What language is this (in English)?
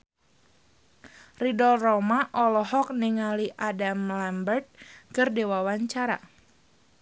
Sundanese